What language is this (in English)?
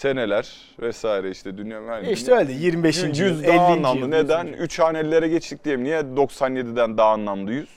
Turkish